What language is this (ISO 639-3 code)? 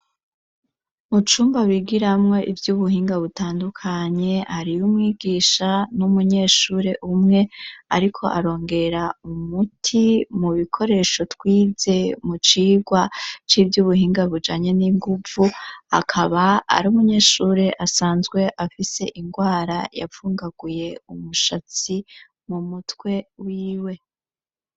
run